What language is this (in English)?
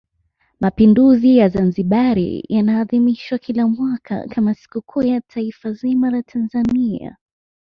Swahili